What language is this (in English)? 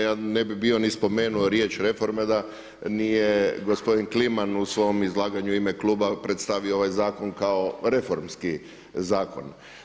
Croatian